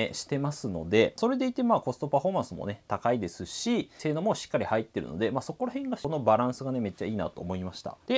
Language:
Japanese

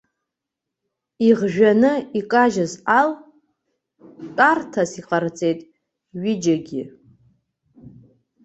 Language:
Abkhazian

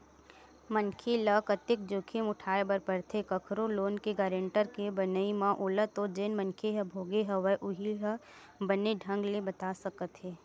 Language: Chhattisgarhi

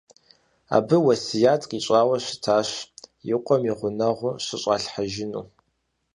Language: Kabardian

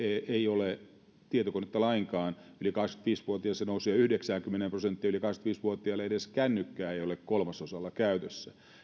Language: Finnish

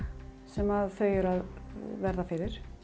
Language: Icelandic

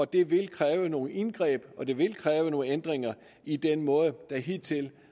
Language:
Danish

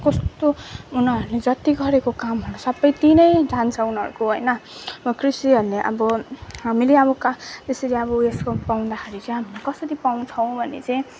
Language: Nepali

